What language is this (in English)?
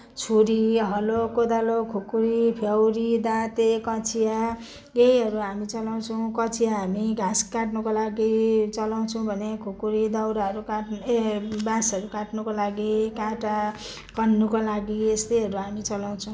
Nepali